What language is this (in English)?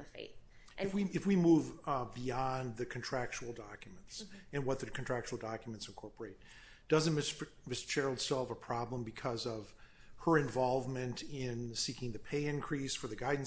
English